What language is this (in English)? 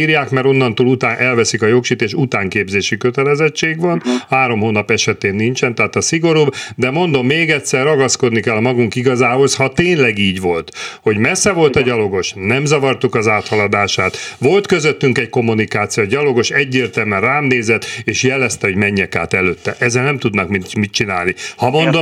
Hungarian